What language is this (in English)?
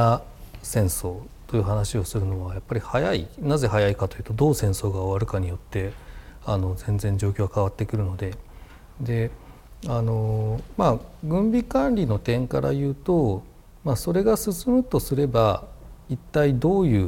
Japanese